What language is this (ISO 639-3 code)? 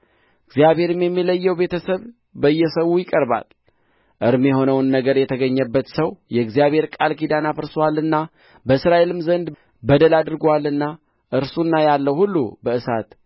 amh